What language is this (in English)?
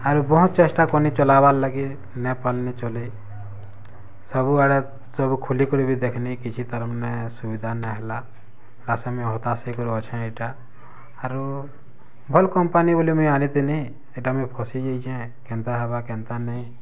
Odia